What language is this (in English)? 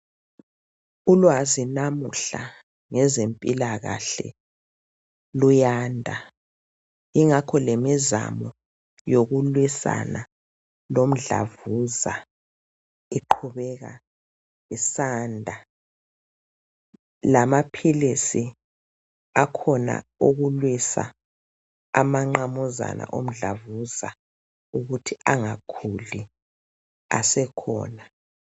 North Ndebele